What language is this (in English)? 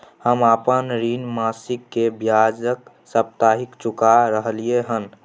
Maithili